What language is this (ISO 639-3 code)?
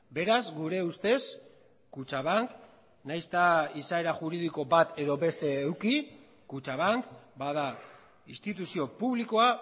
eus